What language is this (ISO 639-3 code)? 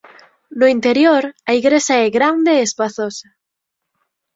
glg